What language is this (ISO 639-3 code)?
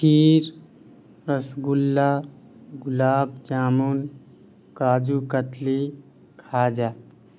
urd